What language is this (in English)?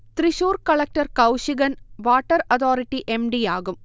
Malayalam